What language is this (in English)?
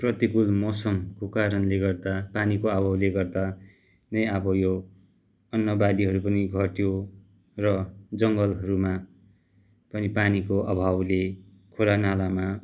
Nepali